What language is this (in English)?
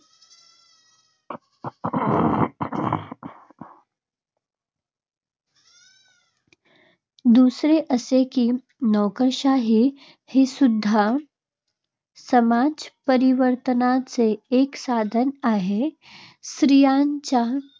Marathi